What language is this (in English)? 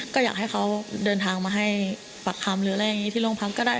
Thai